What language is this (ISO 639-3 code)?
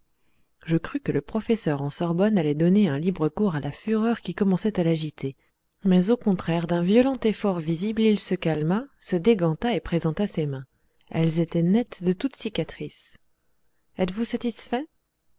fra